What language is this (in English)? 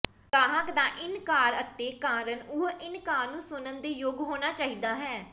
Punjabi